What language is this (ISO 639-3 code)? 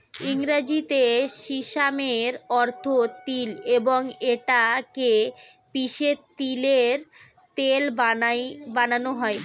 ben